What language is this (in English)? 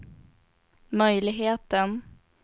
Swedish